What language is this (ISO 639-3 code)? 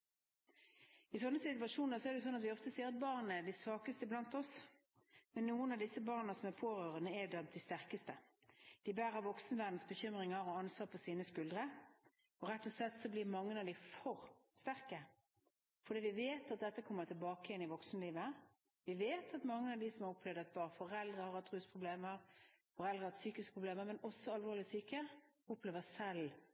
nob